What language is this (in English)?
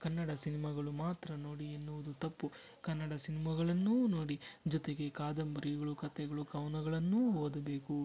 Kannada